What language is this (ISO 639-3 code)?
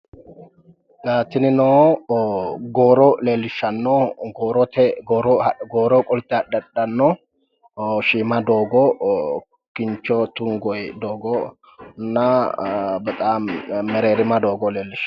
sid